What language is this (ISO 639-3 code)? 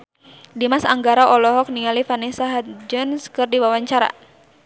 sun